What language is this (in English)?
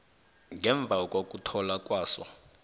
South Ndebele